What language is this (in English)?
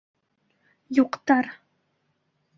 Bashkir